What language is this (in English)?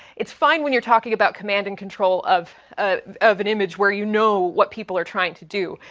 English